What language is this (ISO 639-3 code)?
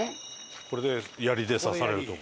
jpn